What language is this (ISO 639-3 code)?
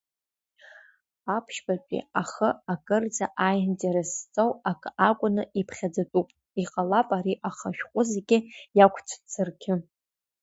abk